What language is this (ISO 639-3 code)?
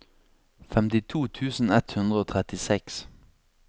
nor